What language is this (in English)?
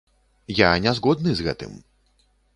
Belarusian